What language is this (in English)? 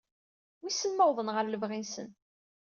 Kabyle